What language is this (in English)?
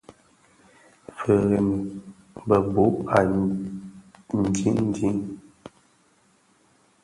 Bafia